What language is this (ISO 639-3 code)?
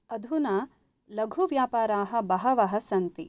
san